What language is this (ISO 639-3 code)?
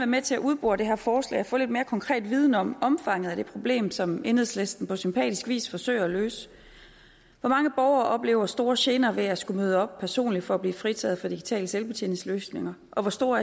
dan